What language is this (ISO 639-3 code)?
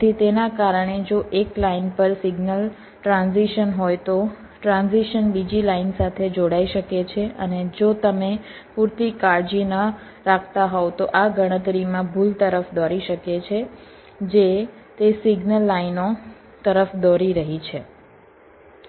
guj